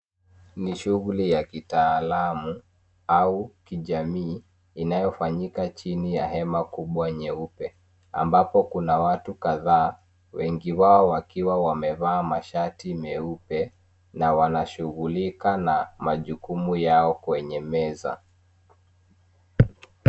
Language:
Swahili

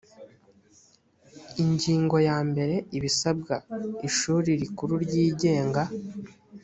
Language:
Kinyarwanda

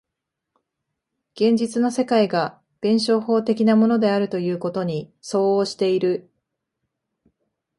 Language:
Japanese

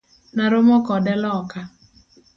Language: Luo (Kenya and Tanzania)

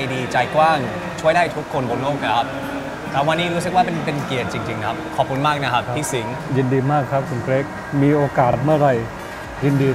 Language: Thai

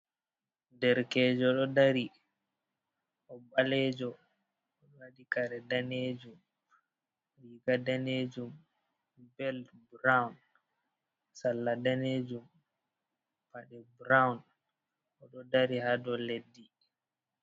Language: Fula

